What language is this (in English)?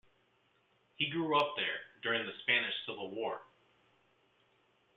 English